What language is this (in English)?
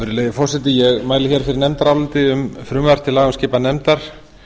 Icelandic